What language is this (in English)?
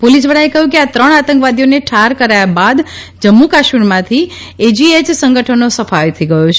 Gujarati